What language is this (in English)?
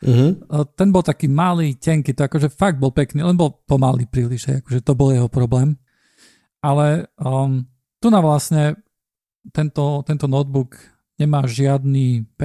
Slovak